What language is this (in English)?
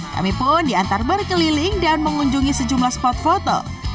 Indonesian